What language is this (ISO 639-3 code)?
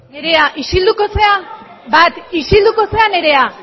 eus